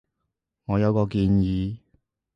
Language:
Cantonese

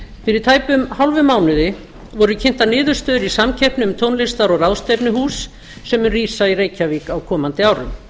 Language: Icelandic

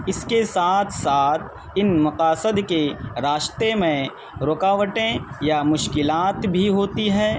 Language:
Urdu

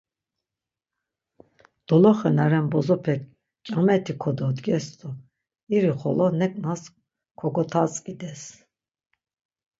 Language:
Laz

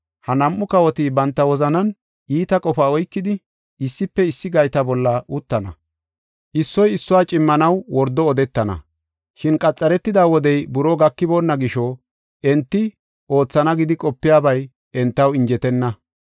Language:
Gofa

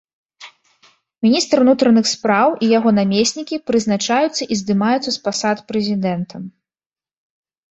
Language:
Belarusian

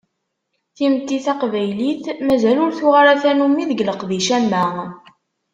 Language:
Kabyle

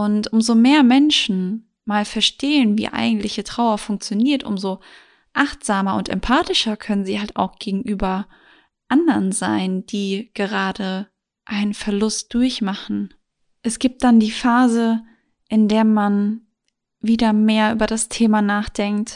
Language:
German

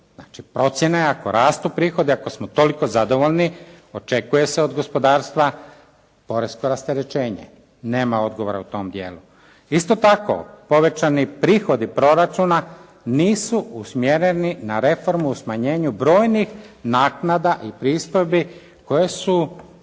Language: Croatian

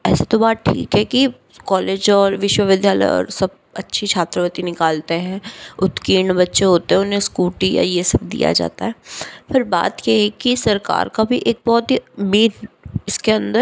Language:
Hindi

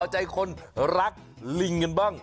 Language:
Thai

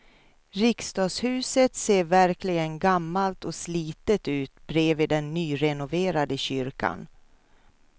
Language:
Swedish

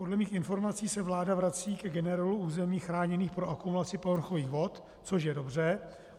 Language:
Czech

